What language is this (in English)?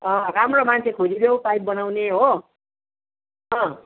Nepali